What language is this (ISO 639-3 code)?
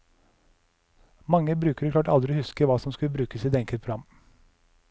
nor